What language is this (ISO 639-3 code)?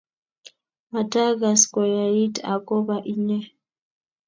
kln